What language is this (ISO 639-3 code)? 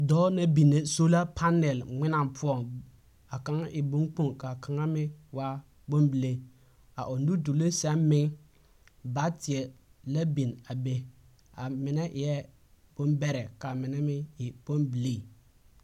dga